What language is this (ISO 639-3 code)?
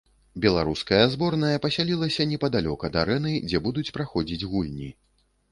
bel